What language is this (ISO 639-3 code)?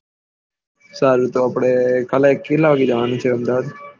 guj